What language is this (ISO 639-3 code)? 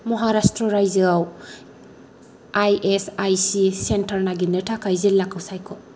brx